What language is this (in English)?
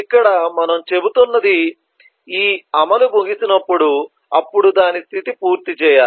Telugu